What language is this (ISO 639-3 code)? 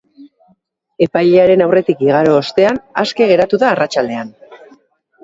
eus